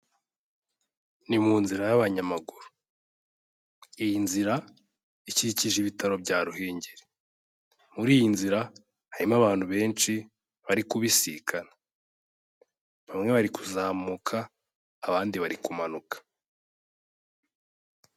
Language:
Kinyarwanda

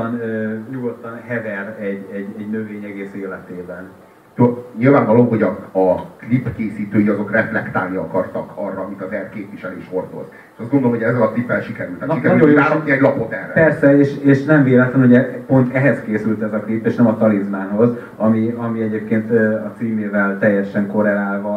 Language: Hungarian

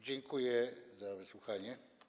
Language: Polish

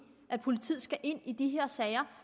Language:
Danish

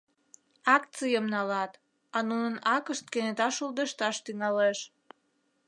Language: Mari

